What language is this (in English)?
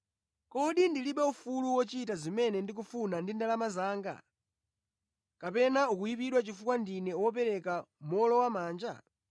Nyanja